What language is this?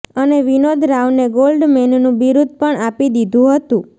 Gujarati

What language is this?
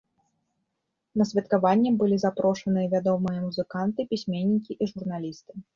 Belarusian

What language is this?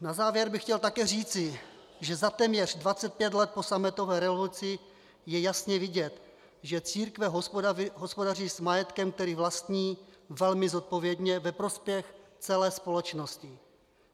Czech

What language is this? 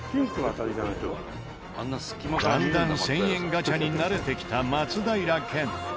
Japanese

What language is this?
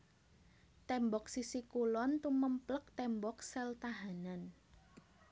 Javanese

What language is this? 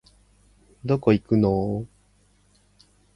Japanese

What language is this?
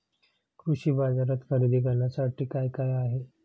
Marathi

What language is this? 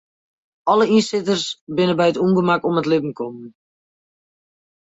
Western Frisian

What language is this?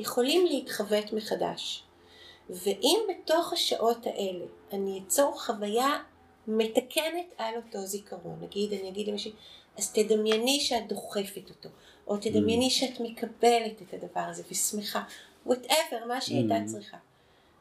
Hebrew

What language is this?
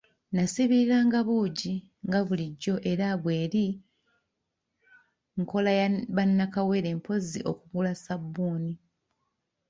Ganda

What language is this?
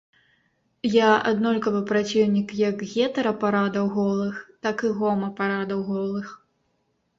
Belarusian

